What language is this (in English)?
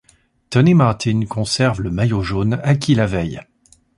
French